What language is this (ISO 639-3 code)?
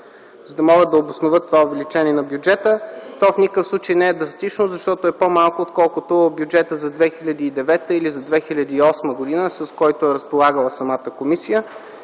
bul